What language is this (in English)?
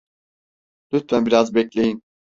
Turkish